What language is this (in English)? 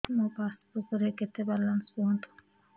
Odia